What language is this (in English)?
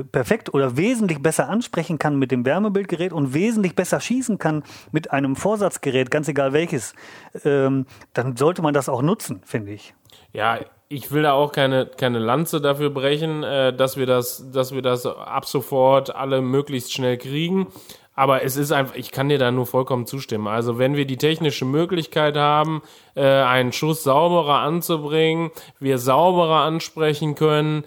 German